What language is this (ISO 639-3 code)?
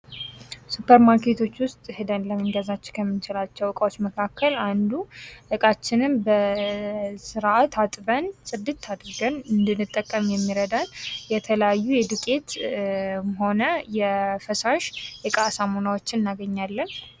amh